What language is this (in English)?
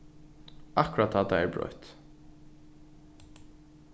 Faroese